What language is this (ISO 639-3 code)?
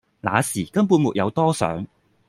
yue